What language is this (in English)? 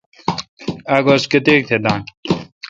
Kalkoti